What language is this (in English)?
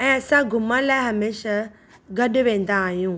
Sindhi